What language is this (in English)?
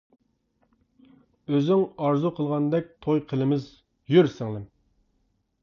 Uyghur